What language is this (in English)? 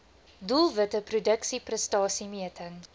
Afrikaans